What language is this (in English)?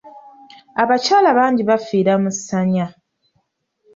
Ganda